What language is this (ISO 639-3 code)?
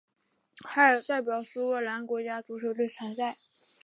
zho